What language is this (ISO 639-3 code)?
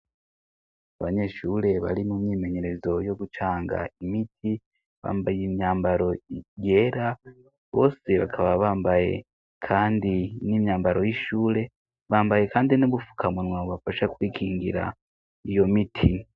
run